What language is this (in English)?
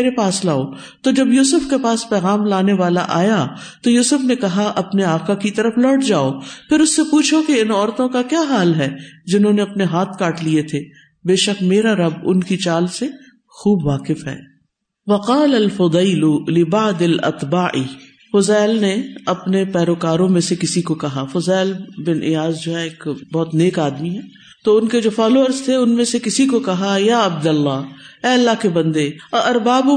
Urdu